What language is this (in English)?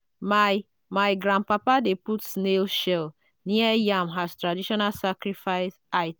Nigerian Pidgin